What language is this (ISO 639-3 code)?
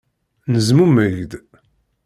kab